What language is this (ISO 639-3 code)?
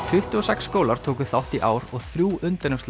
isl